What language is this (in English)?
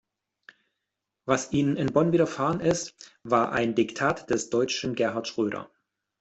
German